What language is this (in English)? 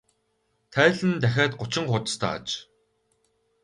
Mongolian